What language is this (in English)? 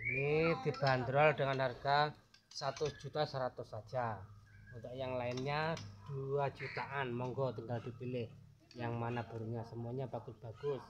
Indonesian